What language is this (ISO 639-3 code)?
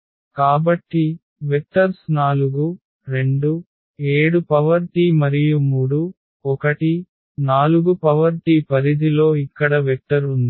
tel